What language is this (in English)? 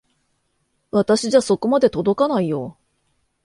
Japanese